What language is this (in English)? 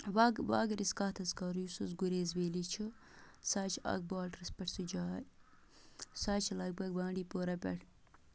Kashmiri